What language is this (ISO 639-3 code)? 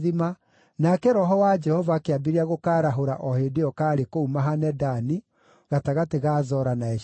kik